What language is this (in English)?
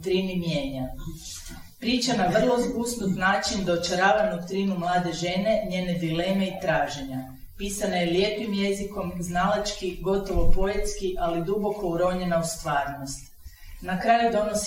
Croatian